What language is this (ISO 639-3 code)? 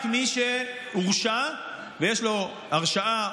heb